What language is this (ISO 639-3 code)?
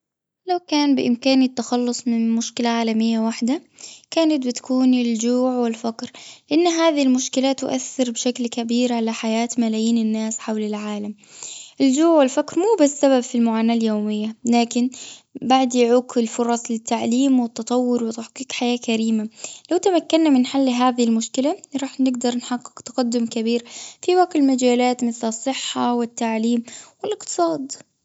afb